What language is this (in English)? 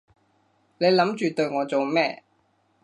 Cantonese